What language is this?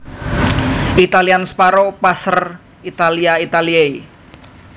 Javanese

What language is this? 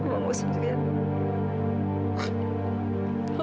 Indonesian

